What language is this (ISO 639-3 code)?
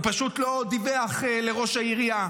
heb